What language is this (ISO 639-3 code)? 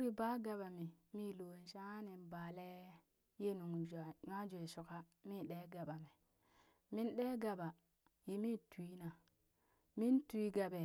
bys